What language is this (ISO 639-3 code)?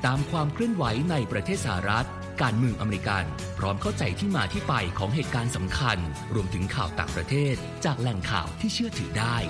tha